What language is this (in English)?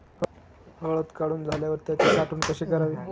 Marathi